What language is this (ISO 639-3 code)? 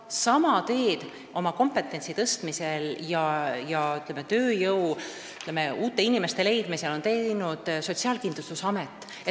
est